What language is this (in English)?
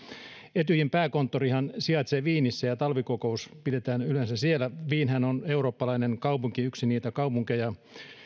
Finnish